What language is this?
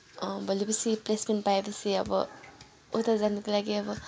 Nepali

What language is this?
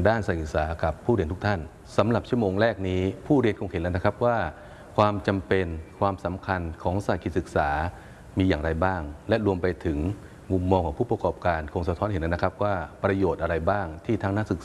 Thai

